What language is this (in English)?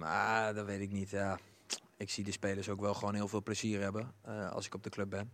Dutch